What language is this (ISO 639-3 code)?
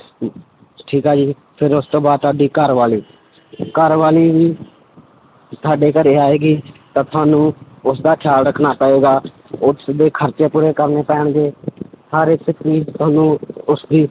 pan